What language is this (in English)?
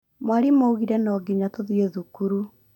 Kikuyu